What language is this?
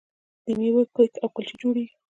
Pashto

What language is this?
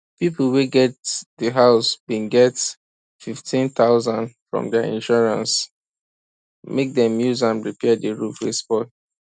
Nigerian Pidgin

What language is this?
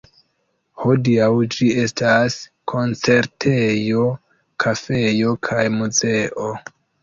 Esperanto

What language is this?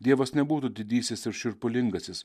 Lithuanian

